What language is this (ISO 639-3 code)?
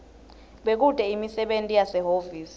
ssw